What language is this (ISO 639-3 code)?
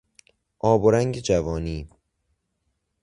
fas